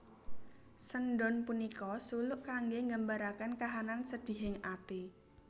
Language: Javanese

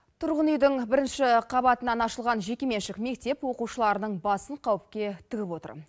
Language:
Kazakh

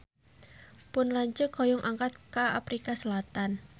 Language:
Sundanese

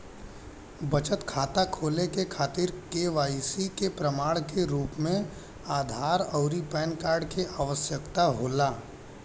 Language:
Bhojpuri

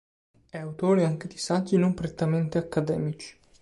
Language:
Italian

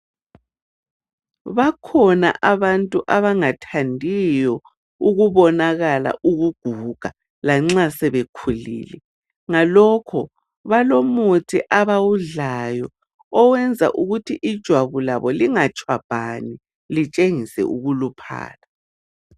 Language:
North Ndebele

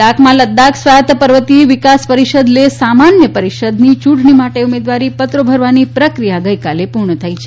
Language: Gujarati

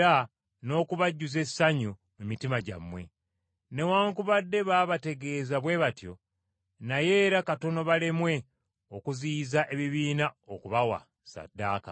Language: Ganda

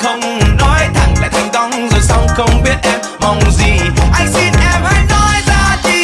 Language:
Vietnamese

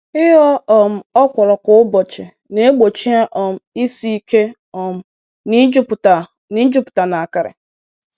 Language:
Igbo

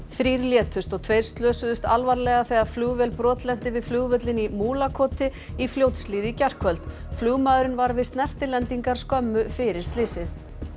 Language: Icelandic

